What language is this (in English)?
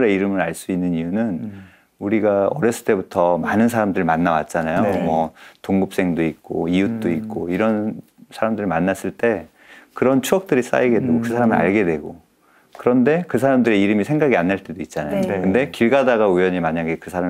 Korean